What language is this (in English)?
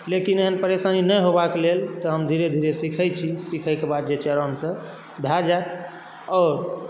Maithili